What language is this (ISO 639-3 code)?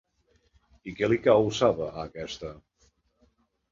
cat